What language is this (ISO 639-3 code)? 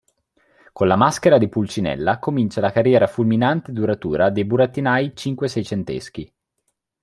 ita